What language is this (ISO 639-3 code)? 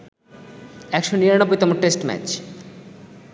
ben